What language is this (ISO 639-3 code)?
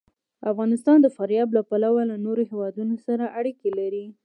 pus